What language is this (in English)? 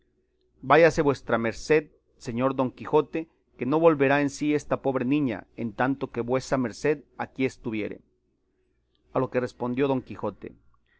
Spanish